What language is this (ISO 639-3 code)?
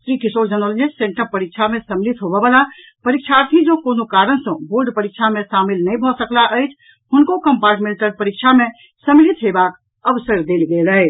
mai